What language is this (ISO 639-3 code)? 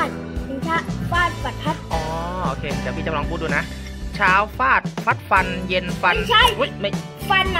tha